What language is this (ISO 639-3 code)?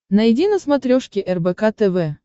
rus